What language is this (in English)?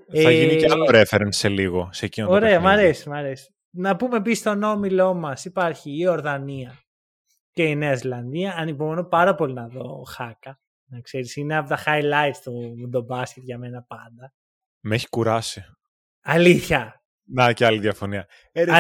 Greek